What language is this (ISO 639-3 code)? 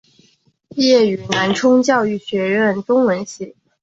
zho